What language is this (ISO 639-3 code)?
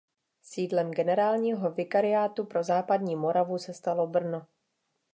ces